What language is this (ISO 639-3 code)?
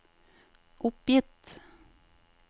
nor